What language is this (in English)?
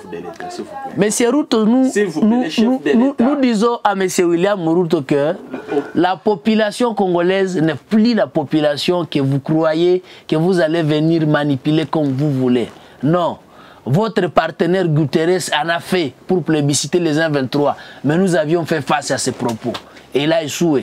French